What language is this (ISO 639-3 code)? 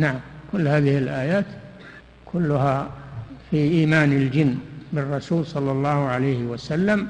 ara